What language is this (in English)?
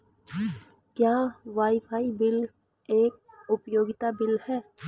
Hindi